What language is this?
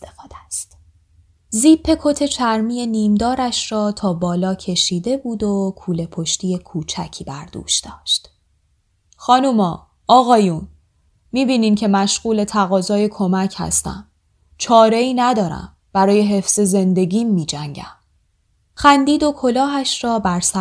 Persian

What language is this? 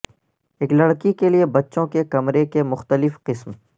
Urdu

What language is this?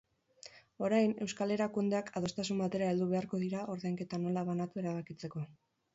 Basque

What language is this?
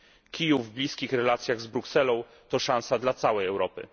Polish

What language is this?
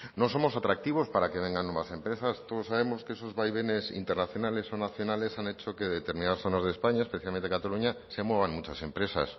Spanish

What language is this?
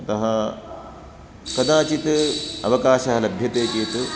Sanskrit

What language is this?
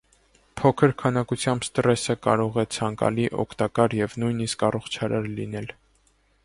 Armenian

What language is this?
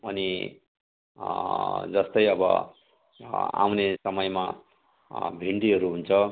Nepali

